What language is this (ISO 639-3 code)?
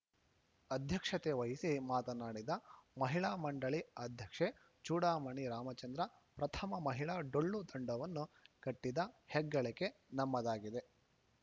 kan